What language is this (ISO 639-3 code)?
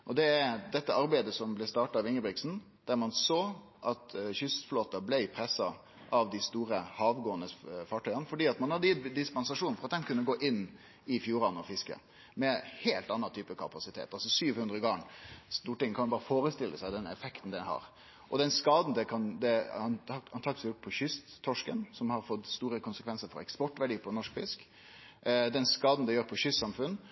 nno